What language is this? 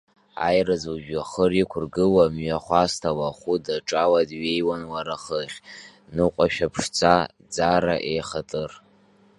Abkhazian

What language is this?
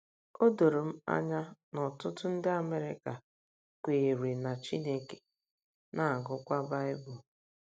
Igbo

